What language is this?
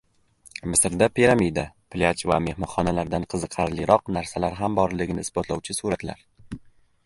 Uzbek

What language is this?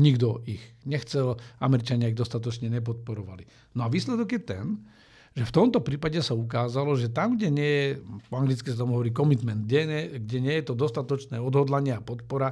Slovak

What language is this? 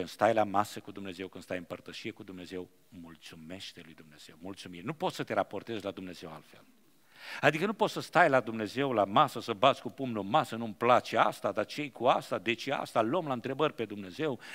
Romanian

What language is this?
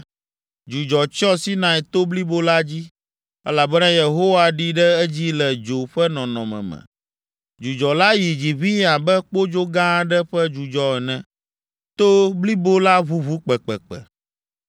Ewe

